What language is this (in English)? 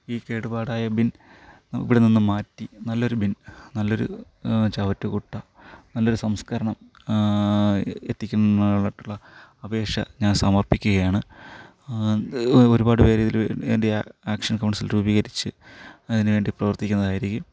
Malayalam